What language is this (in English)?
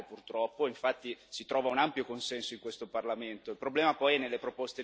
Italian